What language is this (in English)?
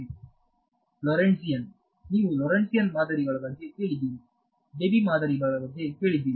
Kannada